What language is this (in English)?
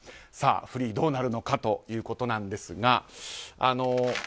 Japanese